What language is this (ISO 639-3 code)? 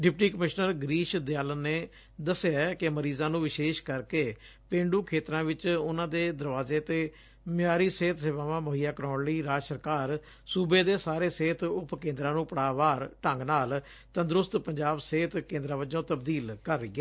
pan